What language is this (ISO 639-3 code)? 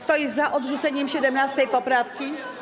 pol